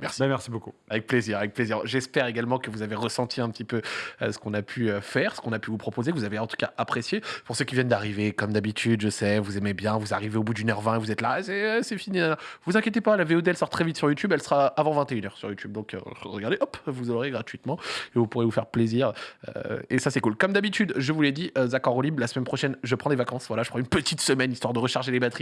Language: French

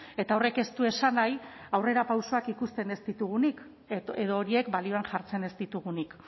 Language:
Basque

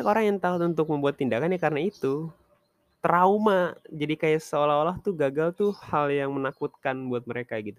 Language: Indonesian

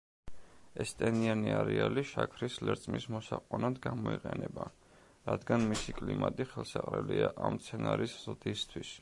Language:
Georgian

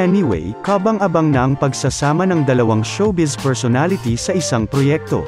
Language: Filipino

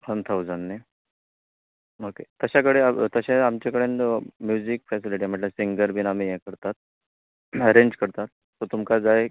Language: Konkani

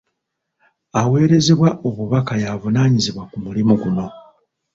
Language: Ganda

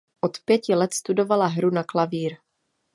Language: Czech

